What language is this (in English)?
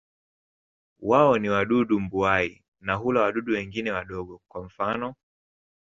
Swahili